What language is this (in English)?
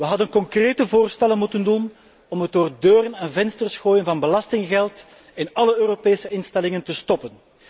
Dutch